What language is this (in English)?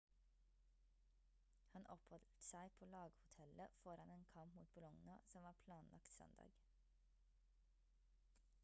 Norwegian Bokmål